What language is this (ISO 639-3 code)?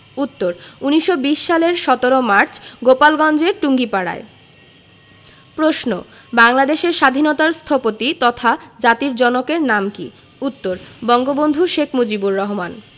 ben